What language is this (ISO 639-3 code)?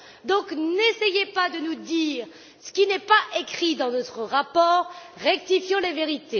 fra